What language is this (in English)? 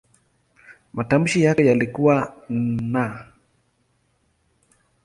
Swahili